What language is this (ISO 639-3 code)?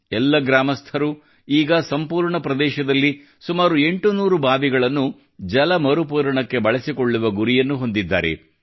kan